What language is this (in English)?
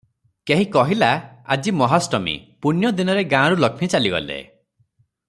Odia